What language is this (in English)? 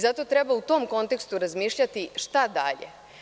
Serbian